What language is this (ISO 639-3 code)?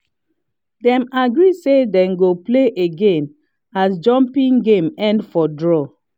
pcm